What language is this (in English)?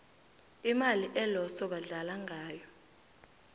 South Ndebele